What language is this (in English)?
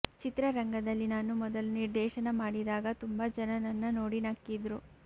Kannada